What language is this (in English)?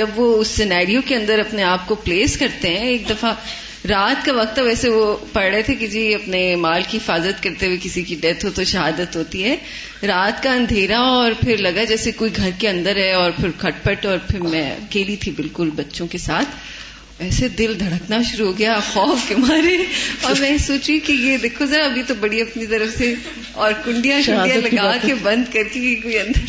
Urdu